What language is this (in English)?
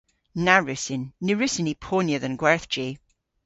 Cornish